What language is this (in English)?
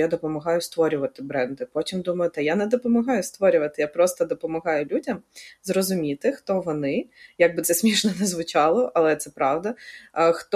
Ukrainian